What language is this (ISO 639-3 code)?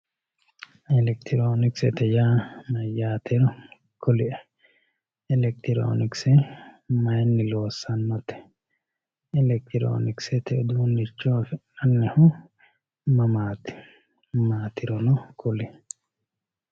sid